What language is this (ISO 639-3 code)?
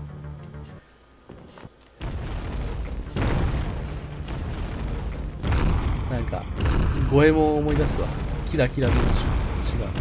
jpn